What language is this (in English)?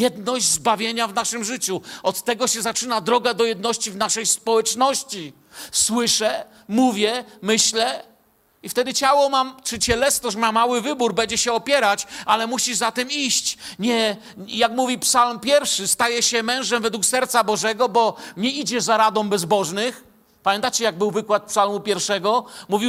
Polish